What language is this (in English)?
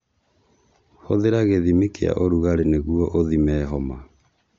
Kikuyu